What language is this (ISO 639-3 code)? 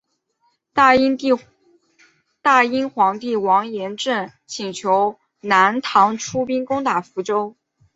zho